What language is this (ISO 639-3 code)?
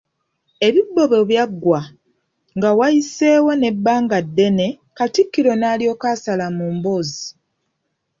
lug